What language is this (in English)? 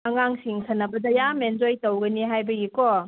Manipuri